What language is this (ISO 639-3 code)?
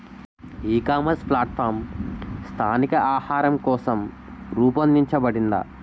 tel